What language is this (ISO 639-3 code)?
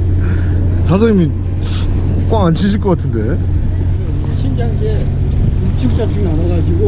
kor